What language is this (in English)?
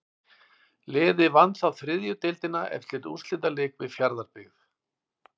Icelandic